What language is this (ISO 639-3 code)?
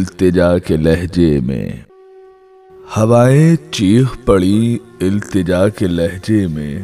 urd